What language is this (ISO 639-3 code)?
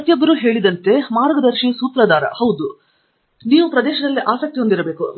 kan